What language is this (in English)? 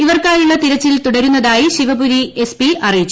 Malayalam